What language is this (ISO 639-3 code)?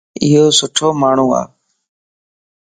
lss